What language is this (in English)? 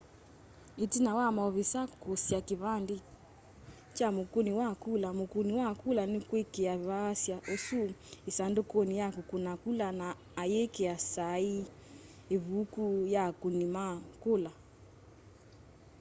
Kamba